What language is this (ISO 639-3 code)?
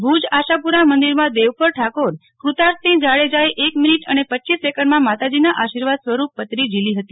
guj